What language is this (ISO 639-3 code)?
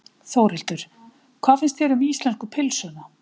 isl